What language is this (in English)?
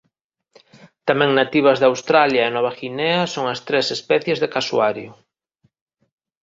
Galician